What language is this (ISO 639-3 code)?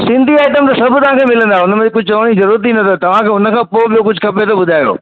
snd